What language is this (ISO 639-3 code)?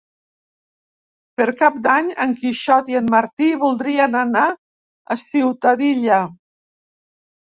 cat